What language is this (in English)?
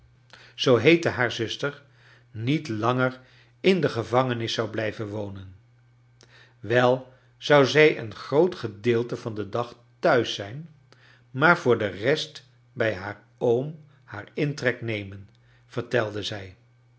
Dutch